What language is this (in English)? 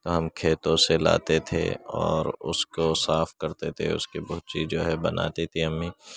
Urdu